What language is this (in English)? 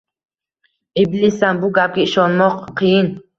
Uzbek